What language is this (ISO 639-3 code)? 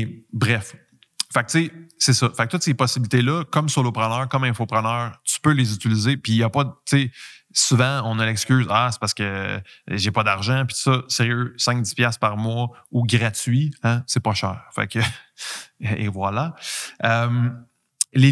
fra